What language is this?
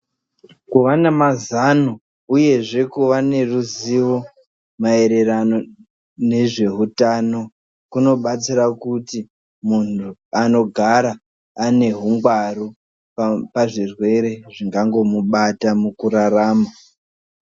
Ndau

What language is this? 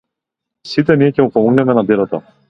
Macedonian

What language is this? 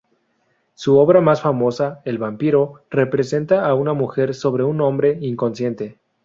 Spanish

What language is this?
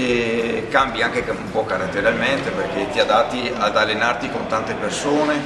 Italian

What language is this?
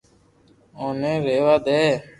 Loarki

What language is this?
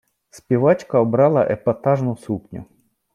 Ukrainian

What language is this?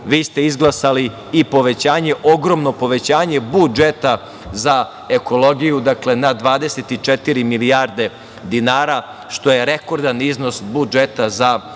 Serbian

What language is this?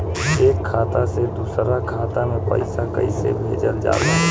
Bhojpuri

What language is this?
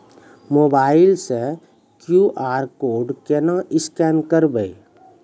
Maithili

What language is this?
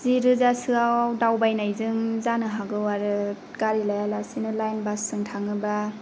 Bodo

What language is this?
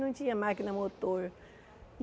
Portuguese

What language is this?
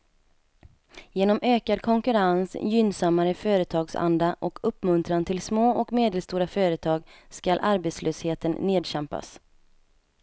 Swedish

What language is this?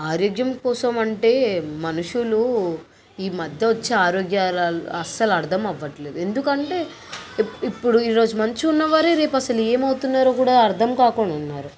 Telugu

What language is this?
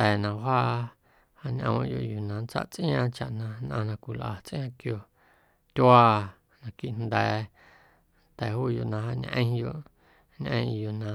Guerrero Amuzgo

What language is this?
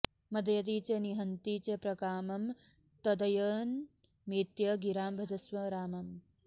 Sanskrit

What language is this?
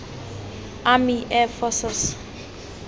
Tswana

